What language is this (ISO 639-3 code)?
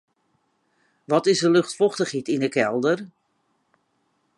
fry